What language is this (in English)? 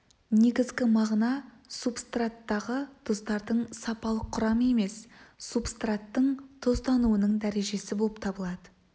Kazakh